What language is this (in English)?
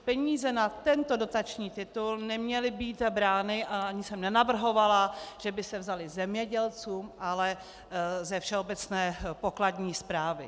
Czech